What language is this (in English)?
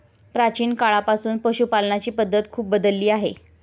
Marathi